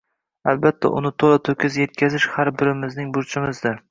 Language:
Uzbek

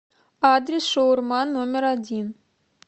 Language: Russian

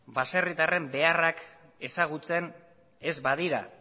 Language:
Basque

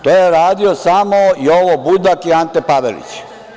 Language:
Serbian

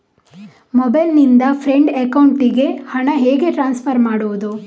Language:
Kannada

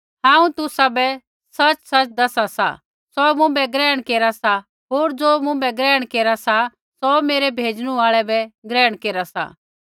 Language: Kullu Pahari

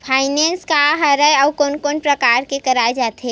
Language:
Chhattisgarhi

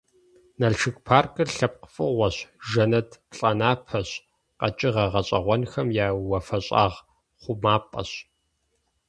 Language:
Kabardian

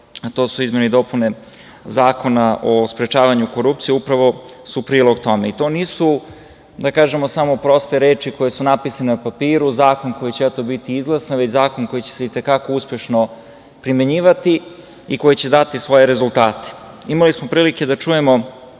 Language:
Serbian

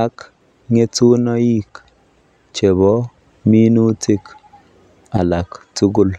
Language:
Kalenjin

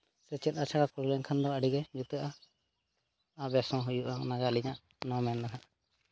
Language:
Santali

